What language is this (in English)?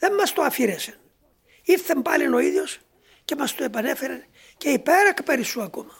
Greek